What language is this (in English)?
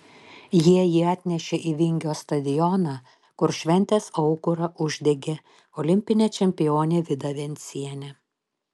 Lithuanian